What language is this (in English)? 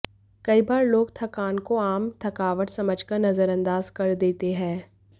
Hindi